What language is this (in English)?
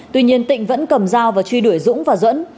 Vietnamese